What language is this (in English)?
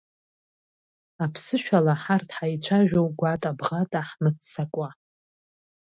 Abkhazian